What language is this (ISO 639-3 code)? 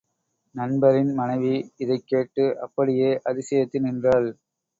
tam